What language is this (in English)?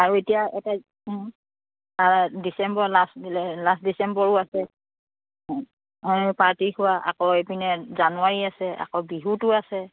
Assamese